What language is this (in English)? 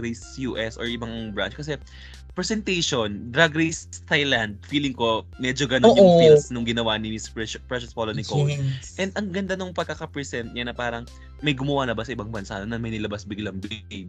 Filipino